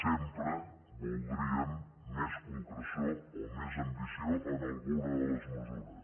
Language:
Catalan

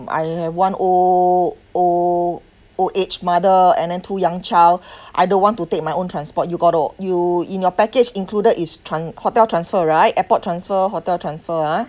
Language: English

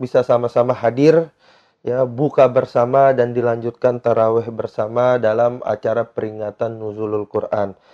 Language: Indonesian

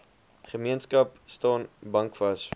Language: Afrikaans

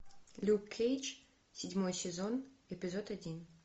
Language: Russian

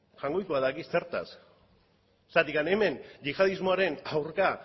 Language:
Basque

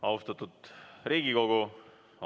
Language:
Estonian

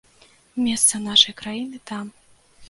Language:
Belarusian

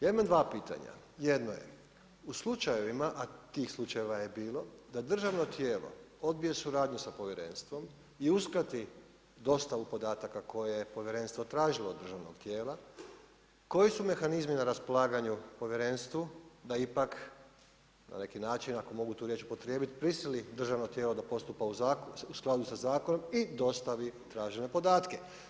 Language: Croatian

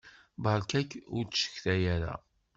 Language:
Kabyle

